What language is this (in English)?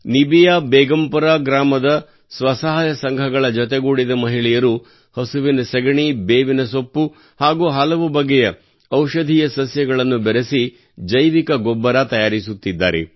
Kannada